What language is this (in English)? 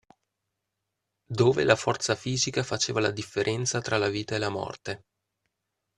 Italian